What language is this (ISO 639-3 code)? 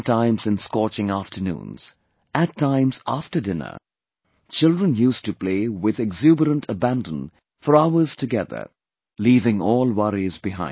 eng